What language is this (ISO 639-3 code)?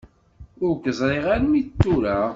kab